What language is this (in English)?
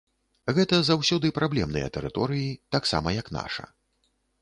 Belarusian